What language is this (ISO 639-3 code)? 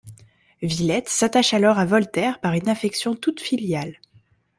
fra